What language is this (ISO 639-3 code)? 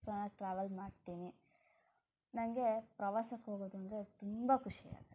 kan